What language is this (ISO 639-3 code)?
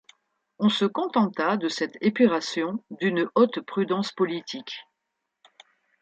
fra